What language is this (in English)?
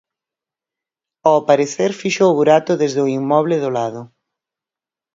Galician